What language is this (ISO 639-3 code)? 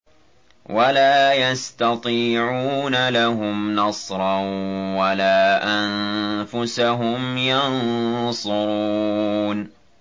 ara